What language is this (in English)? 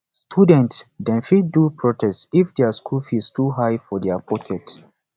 Nigerian Pidgin